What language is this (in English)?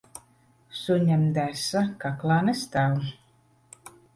Latvian